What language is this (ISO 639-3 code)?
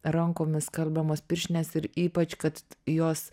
lit